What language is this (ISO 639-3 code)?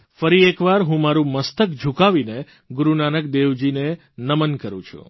guj